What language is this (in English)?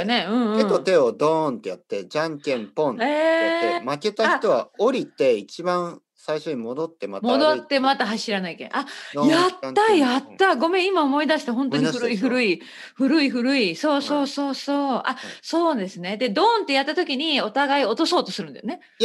Japanese